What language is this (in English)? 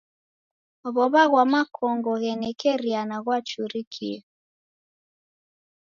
Taita